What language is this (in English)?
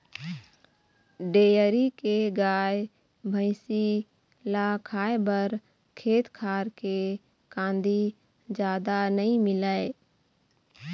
Chhattisgarhi